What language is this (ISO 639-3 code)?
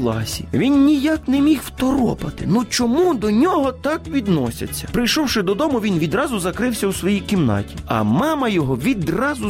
ukr